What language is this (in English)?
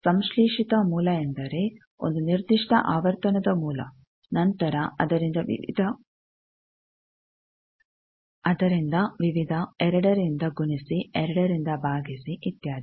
Kannada